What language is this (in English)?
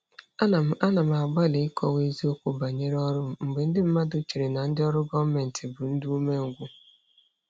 Igbo